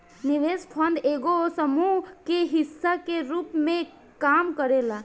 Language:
Bhojpuri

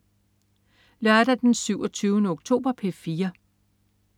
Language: Danish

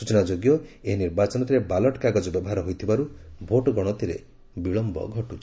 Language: Odia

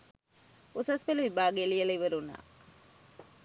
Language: Sinhala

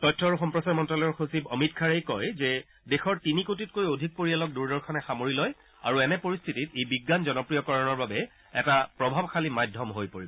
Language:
Assamese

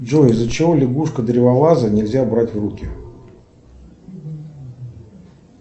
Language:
Russian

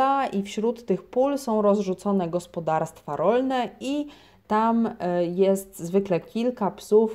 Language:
Polish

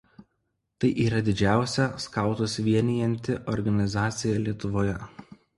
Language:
Lithuanian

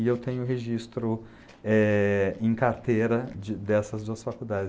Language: Portuguese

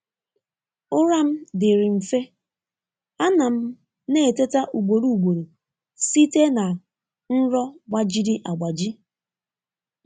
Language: Igbo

